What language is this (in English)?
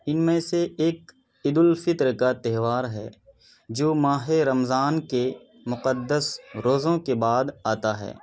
Urdu